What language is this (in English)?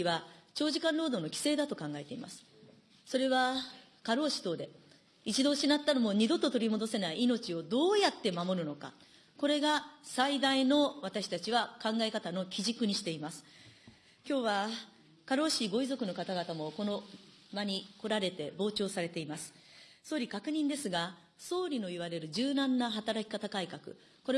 Japanese